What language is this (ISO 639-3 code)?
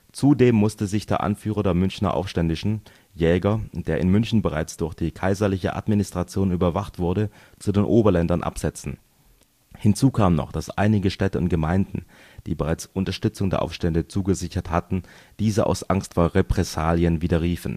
deu